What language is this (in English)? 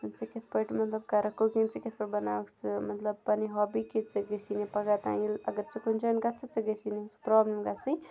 Kashmiri